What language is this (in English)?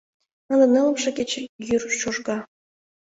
Mari